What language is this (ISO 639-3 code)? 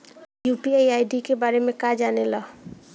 bho